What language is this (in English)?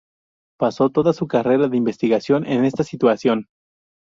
Spanish